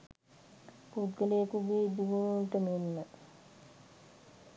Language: Sinhala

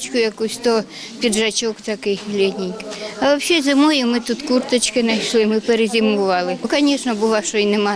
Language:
Ukrainian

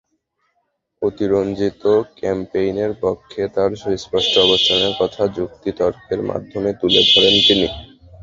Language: Bangla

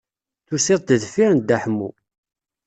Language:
Kabyle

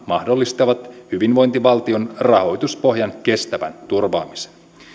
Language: Finnish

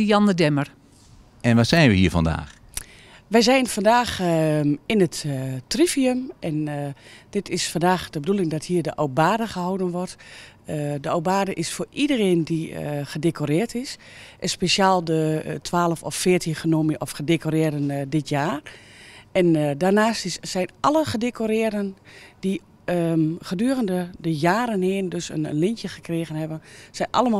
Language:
Dutch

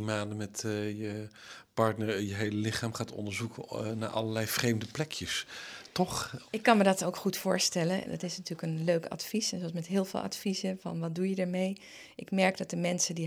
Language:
Dutch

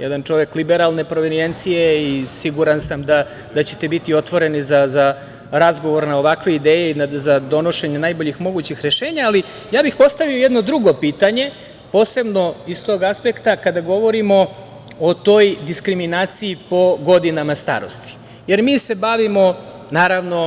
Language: Serbian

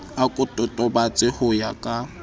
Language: Southern Sotho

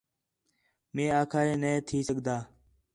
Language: Khetrani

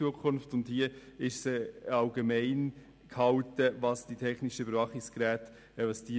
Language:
Swiss German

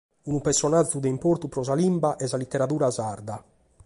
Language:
Sardinian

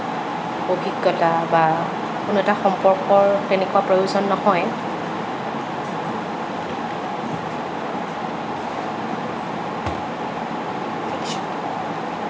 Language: Assamese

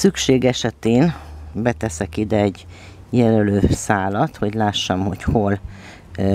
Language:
Hungarian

